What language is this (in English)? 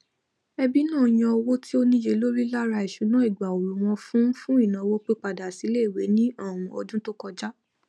Yoruba